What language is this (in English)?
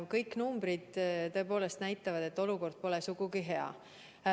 Estonian